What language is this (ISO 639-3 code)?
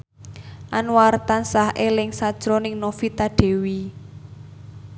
jav